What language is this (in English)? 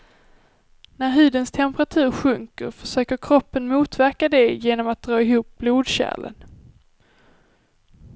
Swedish